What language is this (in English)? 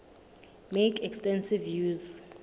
Southern Sotho